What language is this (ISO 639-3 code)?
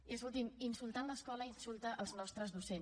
cat